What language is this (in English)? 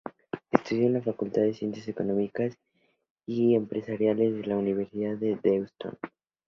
Spanish